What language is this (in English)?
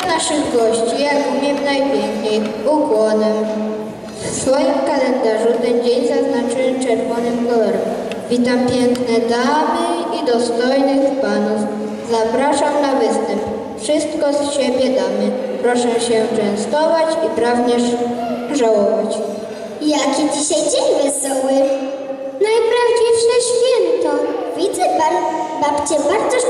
Polish